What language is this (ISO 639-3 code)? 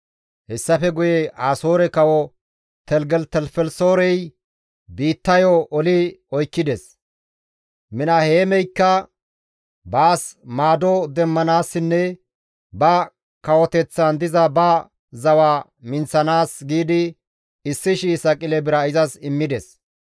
gmv